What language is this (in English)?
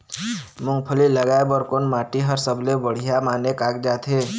Chhattisgarhi